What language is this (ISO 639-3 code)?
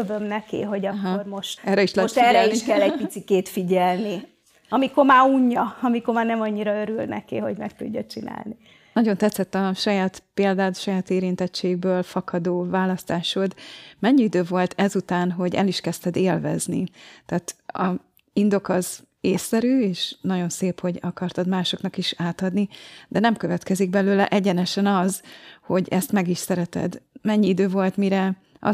hun